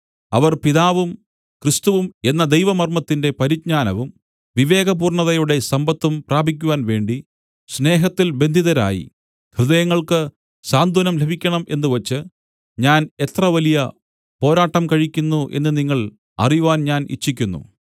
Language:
Malayalam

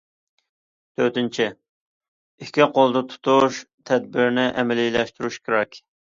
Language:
Uyghur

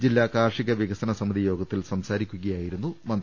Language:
Malayalam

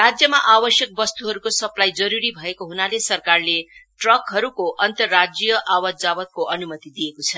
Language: Nepali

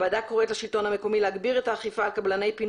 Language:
Hebrew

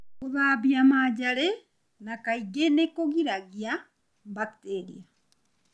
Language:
Kikuyu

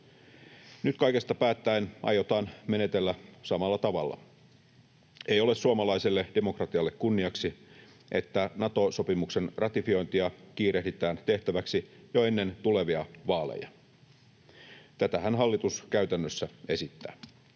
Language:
Finnish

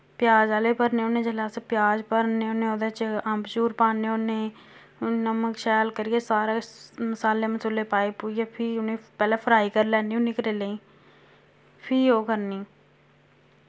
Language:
Dogri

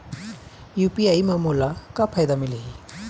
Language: Chhattisgarhi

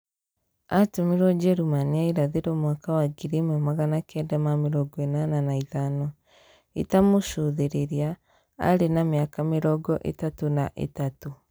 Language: Kikuyu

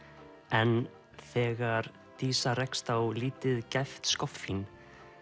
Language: Icelandic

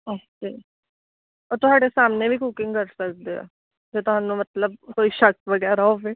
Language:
Punjabi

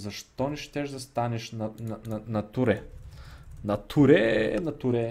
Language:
Bulgarian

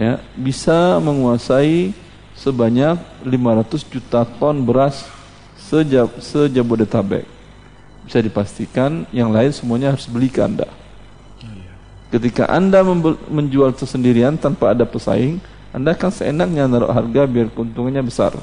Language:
Indonesian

